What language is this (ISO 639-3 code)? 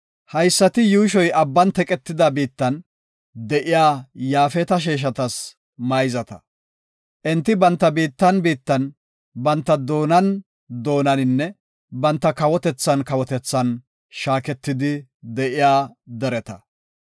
gof